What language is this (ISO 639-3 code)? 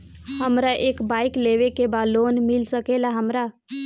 bho